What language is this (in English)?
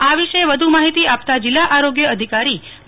Gujarati